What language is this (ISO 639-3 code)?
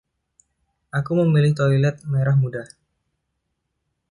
ind